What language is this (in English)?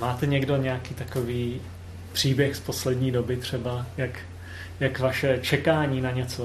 Czech